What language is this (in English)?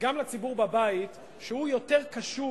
Hebrew